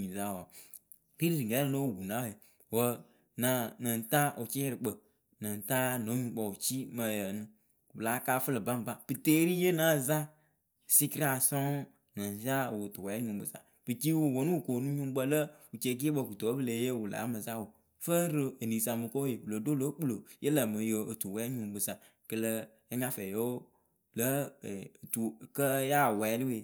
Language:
Akebu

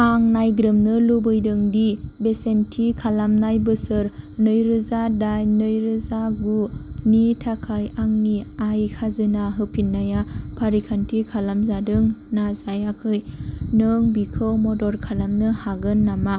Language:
Bodo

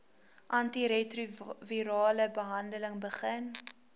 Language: Afrikaans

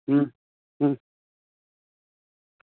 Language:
Dogri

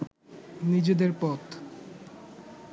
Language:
Bangla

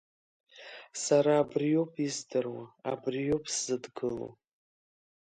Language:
Abkhazian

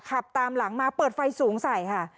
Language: Thai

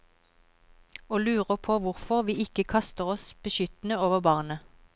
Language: Norwegian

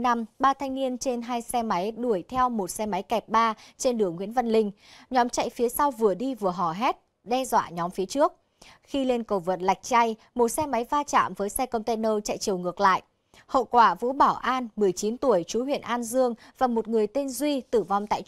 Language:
Vietnamese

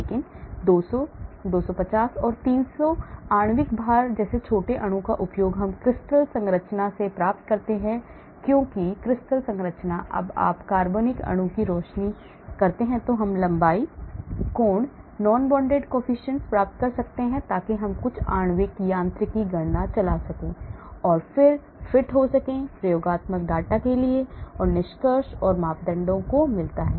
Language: Hindi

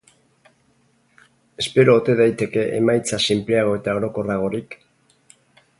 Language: Basque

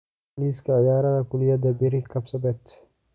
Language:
Somali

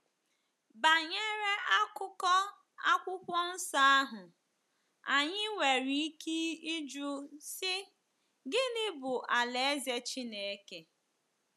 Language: Igbo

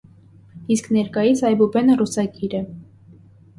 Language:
Armenian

